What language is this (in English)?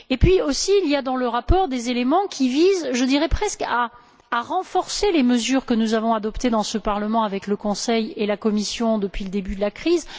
French